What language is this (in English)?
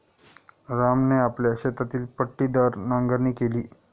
Marathi